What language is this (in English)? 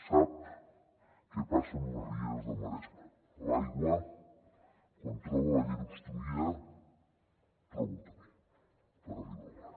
Catalan